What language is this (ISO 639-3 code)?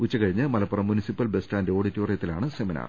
mal